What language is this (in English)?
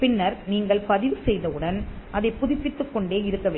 Tamil